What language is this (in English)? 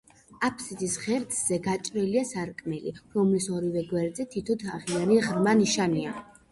Georgian